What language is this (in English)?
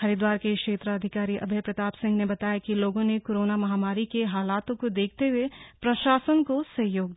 Hindi